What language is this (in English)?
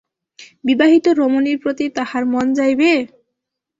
Bangla